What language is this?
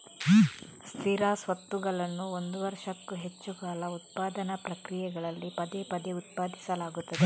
Kannada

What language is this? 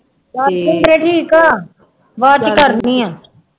Punjabi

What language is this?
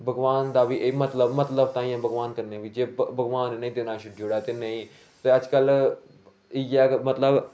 Dogri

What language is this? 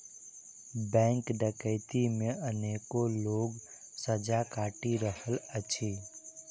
Maithili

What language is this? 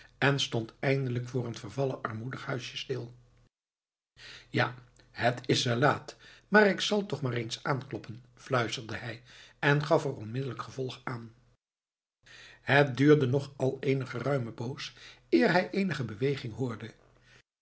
Dutch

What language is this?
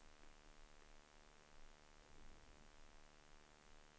Swedish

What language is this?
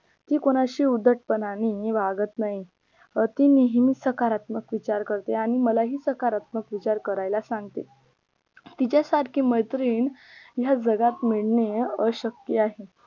Marathi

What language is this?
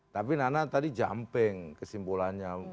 Indonesian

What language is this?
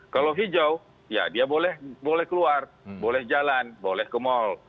Indonesian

